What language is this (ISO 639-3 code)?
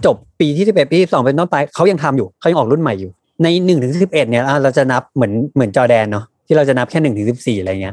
tha